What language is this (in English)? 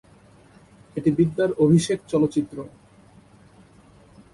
Bangla